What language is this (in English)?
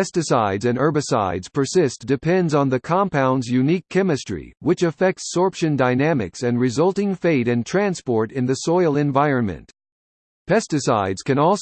English